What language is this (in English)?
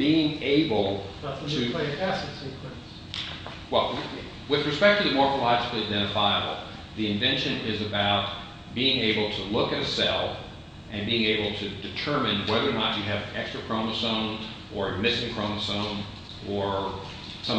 English